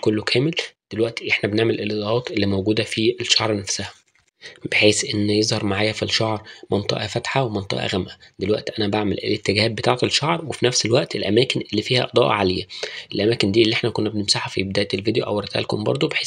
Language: Arabic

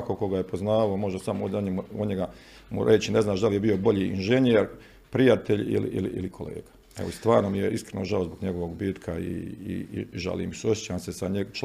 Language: Croatian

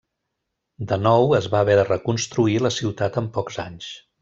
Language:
Catalan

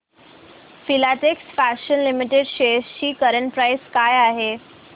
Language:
Marathi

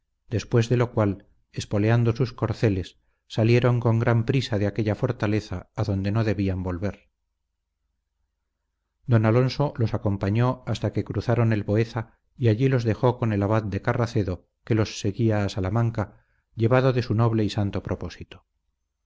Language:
Spanish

